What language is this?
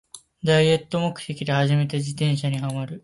Japanese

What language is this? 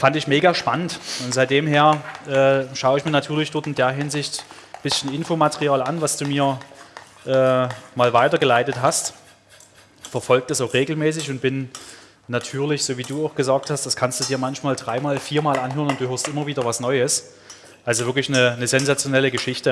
German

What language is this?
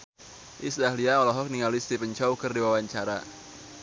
Sundanese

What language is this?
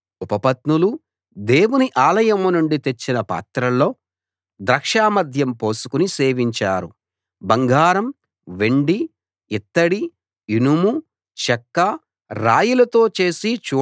Telugu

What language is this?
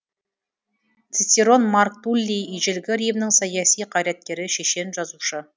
Kazakh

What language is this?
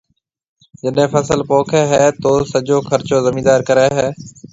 Marwari (Pakistan)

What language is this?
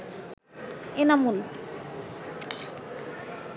Bangla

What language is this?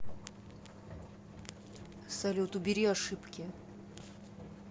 Russian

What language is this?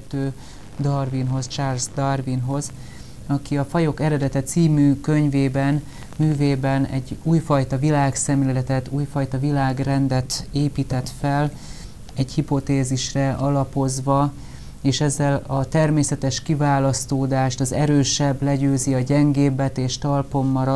Hungarian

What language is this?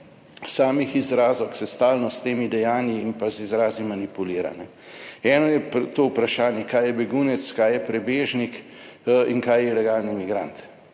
Slovenian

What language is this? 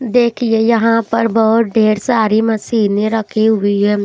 Hindi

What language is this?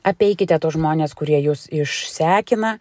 Lithuanian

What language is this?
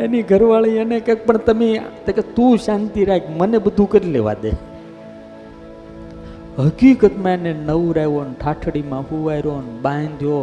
Gujarati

